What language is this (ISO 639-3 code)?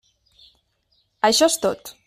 cat